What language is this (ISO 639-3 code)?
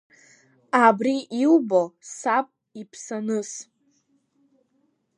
abk